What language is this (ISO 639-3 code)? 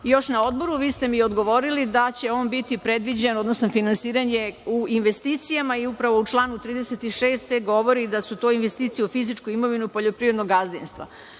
srp